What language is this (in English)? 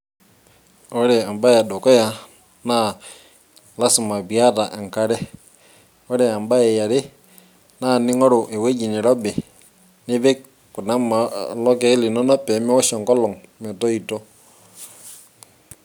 Masai